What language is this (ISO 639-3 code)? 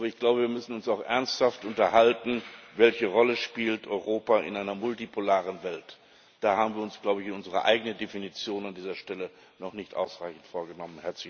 deu